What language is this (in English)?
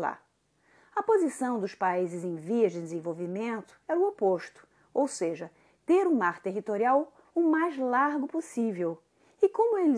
Portuguese